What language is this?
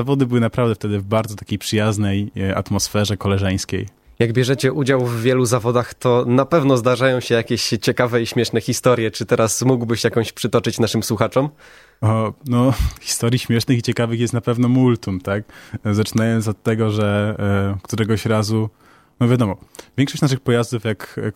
Polish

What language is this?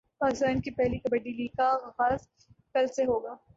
Urdu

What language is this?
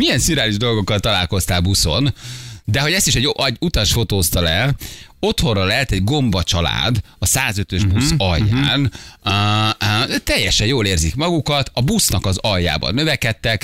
Hungarian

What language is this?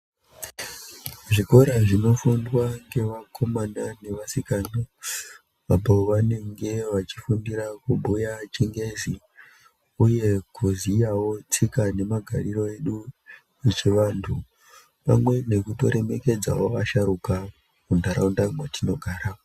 Ndau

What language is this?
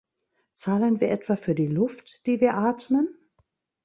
German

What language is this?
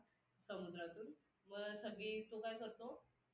Marathi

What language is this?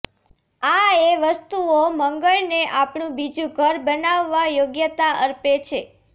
Gujarati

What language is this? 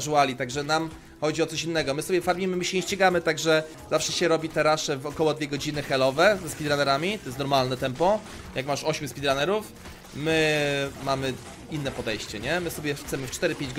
Polish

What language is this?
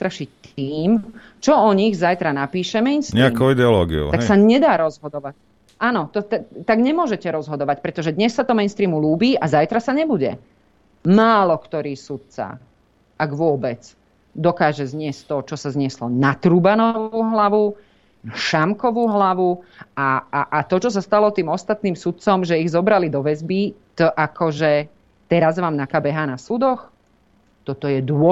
Slovak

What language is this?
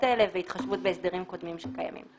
Hebrew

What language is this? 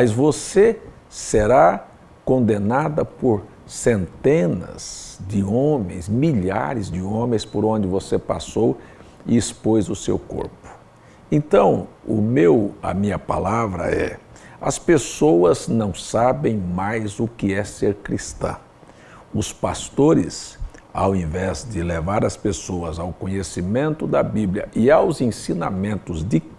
Portuguese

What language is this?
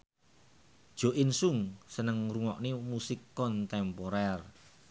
Javanese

